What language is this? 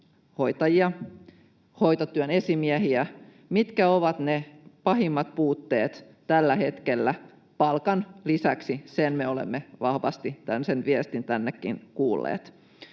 Finnish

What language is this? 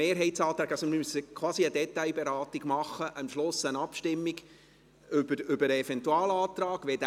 Swiss German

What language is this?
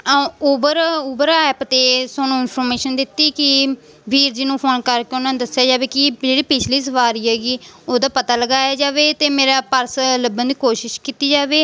Punjabi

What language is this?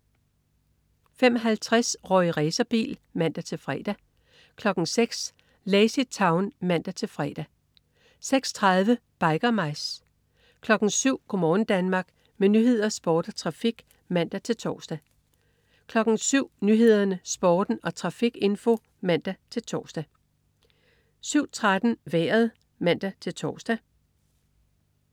Danish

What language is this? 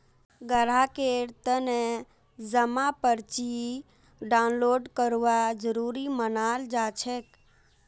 Magahi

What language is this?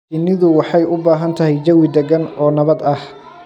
Somali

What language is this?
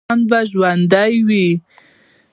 Pashto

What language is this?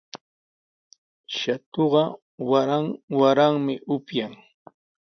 Sihuas Ancash Quechua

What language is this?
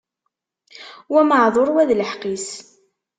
Kabyle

